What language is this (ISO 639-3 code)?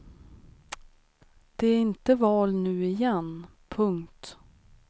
swe